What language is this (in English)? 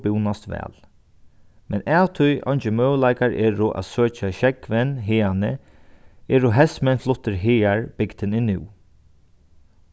Faroese